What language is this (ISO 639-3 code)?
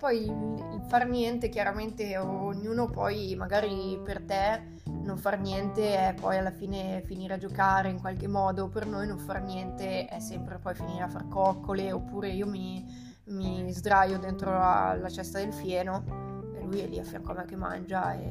ita